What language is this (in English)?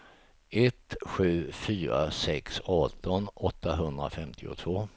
Swedish